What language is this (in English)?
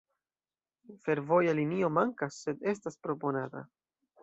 Esperanto